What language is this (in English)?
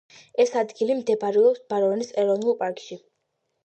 Georgian